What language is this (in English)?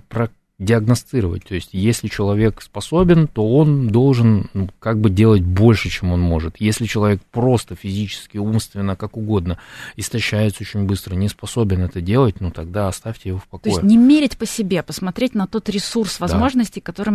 Russian